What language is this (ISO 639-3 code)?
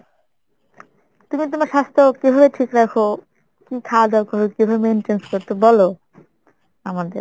ben